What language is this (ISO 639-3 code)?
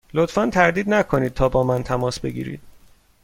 fas